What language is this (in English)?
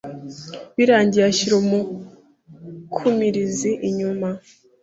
Kinyarwanda